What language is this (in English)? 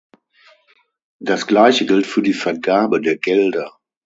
German